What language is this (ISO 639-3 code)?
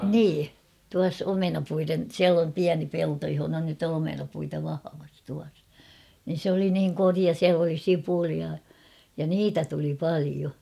fin